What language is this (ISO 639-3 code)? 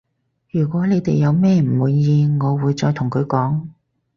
yue